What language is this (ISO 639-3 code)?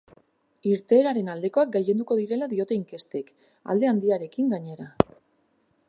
eus